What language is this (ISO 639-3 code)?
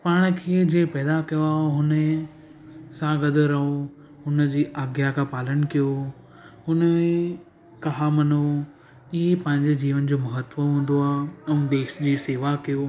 snd